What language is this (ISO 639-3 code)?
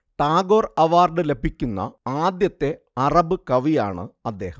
mal